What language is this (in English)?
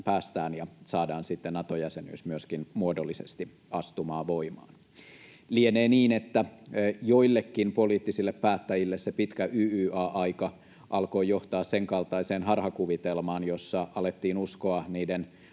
Finnish